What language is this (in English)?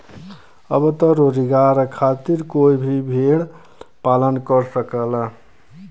Bhojpuri